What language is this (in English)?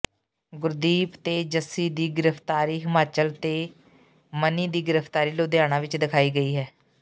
Punjabi